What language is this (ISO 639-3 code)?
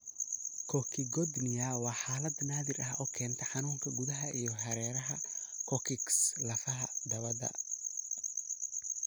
som